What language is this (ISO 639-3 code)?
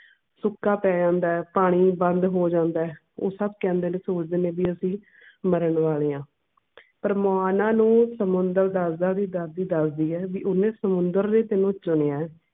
pan